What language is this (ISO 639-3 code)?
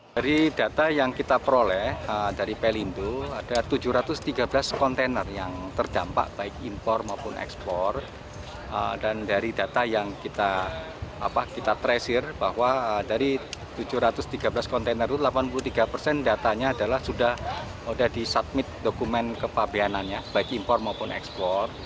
ind